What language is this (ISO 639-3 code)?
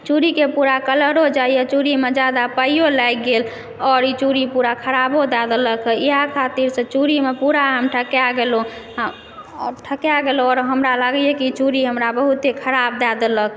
mai